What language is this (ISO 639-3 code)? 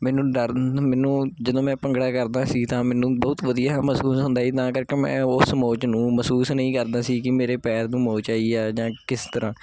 pan